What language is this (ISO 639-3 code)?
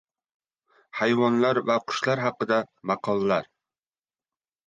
uzb